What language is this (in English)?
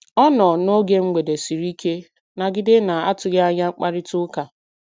Igbo